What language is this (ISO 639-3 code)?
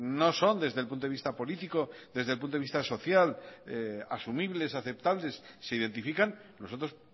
spa